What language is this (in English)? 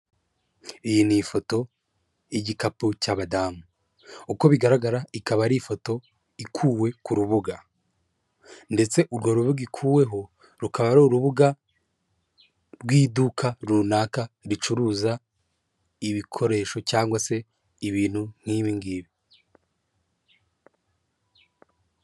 Kinyarwanda